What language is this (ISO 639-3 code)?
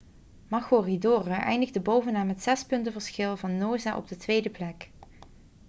nld